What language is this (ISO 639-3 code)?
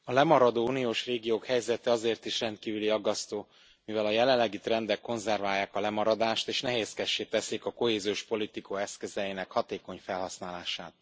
hun